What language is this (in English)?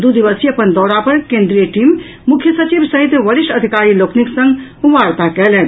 Maithili